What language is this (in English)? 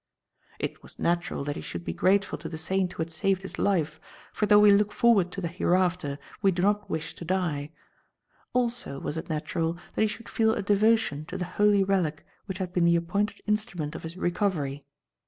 English